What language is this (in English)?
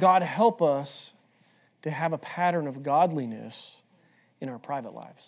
English